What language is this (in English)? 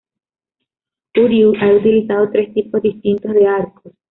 Spanish